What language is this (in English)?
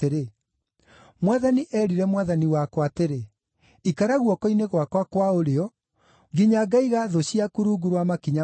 Kikuyu